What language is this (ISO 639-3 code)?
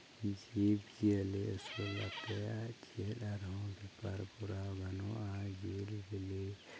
sat